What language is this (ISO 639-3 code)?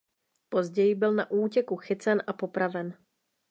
ces